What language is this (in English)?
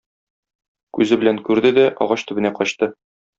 Tatar